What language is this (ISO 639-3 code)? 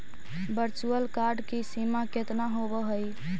mag